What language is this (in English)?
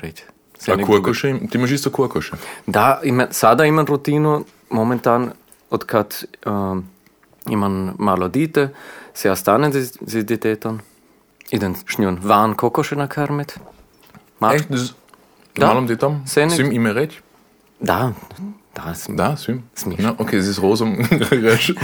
Croatian